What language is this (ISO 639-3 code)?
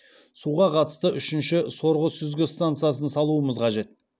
kaz